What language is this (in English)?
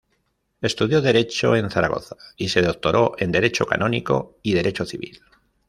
Spanish